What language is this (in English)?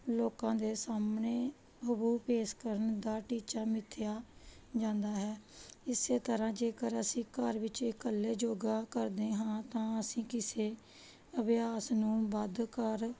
Punjabi